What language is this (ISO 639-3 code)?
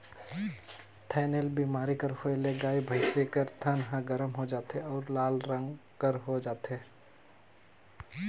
hne